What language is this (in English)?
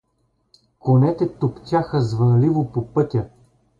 Bulgarian